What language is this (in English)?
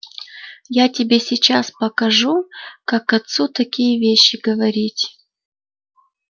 Russian